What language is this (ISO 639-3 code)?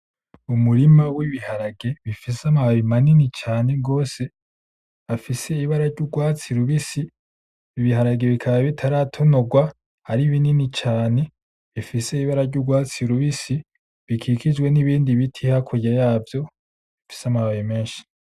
run